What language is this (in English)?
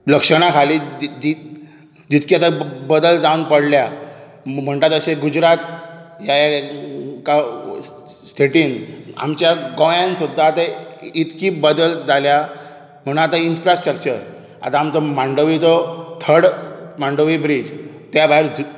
Konkani